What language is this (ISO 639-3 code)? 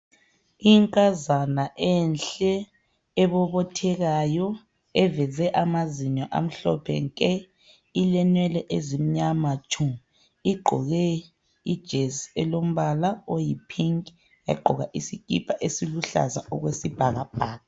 nde